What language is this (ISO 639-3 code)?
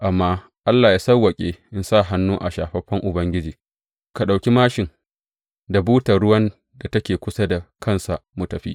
hau